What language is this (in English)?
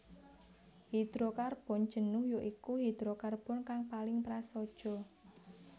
Javanese